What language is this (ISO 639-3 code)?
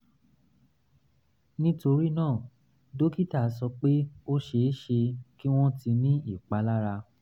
yor